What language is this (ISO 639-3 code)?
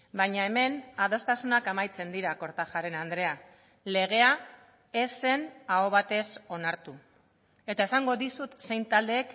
eus